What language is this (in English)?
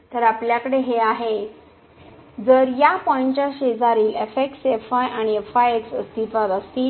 Marathi